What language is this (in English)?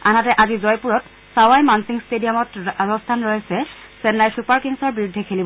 Assamese